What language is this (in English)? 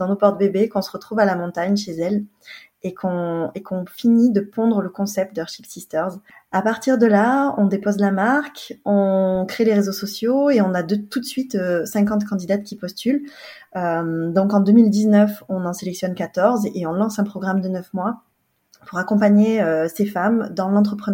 French